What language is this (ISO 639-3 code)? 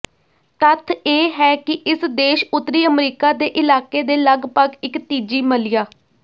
pan